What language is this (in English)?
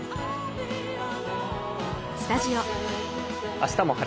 Japanese